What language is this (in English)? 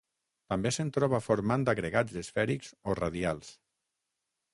Catalan